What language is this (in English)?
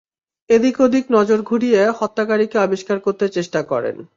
Bangla